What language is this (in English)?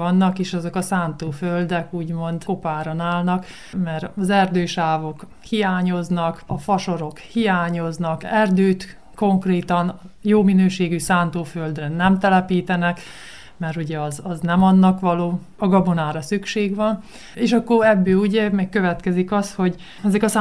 Hungarian